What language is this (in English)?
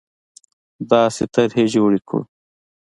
Pashto